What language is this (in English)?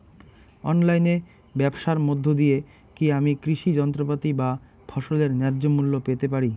Bangla